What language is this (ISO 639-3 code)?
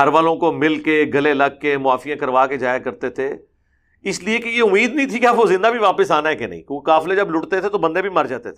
urd